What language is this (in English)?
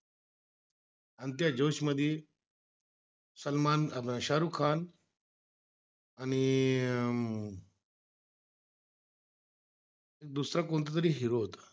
Marathi